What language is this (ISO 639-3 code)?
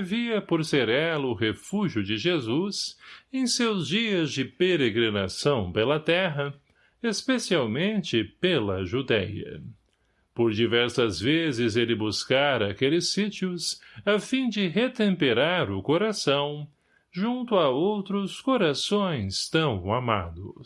por